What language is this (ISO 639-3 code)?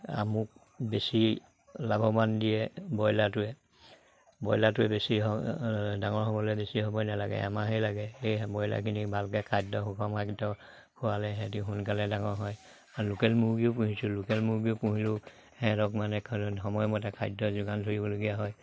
asm